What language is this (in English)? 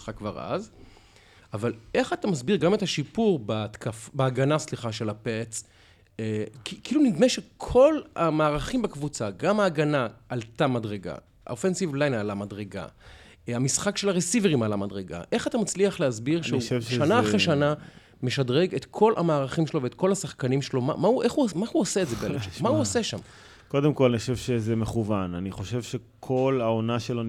Hebrew